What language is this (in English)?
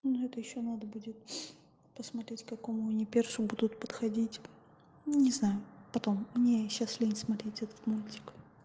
Russian